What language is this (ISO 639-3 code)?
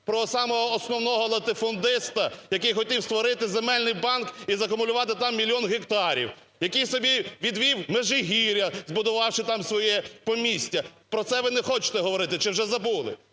ukr